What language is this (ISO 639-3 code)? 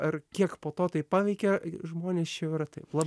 lit